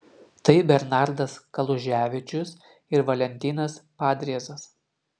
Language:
Lithuanian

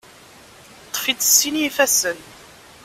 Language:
Kabyle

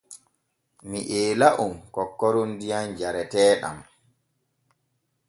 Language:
Borgu Fulfulde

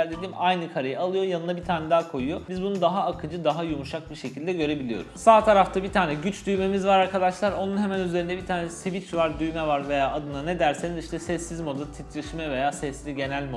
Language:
Turkish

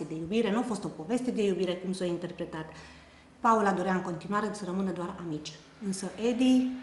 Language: Romanian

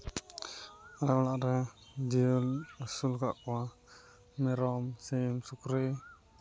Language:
Santali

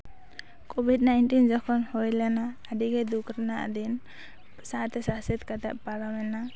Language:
Santali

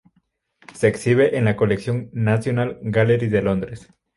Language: Spanish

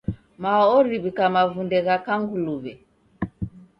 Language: Taita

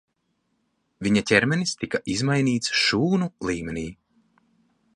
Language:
Latvian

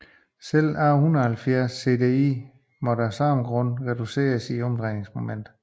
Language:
Danish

